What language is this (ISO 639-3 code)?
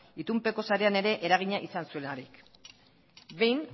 eus